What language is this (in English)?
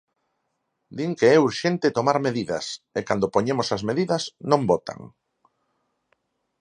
Galician